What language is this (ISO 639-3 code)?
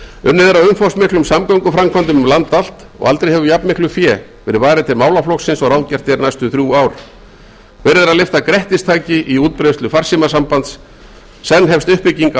isl